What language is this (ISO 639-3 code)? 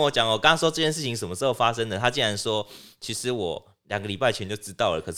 zho